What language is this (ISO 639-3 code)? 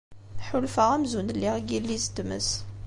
kab